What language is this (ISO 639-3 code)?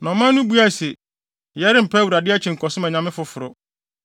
aka